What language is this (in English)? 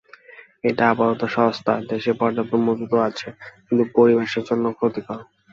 Bangla